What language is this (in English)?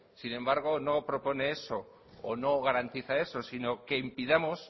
Spanish